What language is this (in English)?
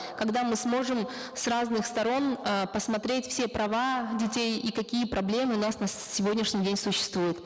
Kazakh